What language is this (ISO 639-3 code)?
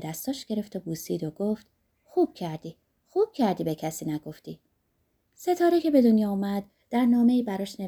fas